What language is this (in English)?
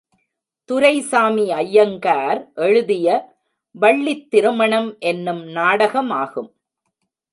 Tamil